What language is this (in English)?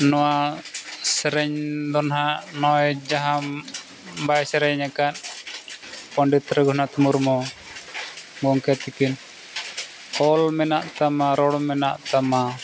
Santali